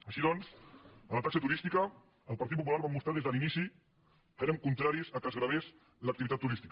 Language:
Catalan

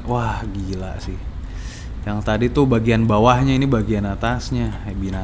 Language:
Indonesian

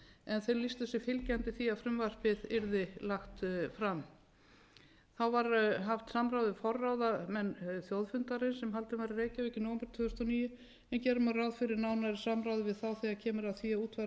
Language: Icelandic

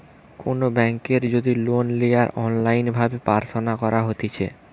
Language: Bangla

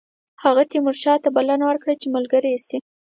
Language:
Pashto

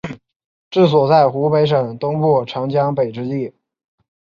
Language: Chinese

